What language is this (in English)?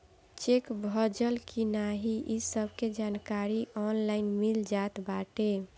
Bhojpuri